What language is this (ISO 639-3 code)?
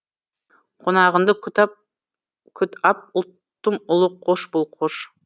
kaz